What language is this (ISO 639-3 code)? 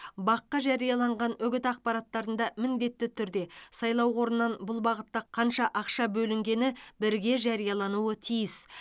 kaz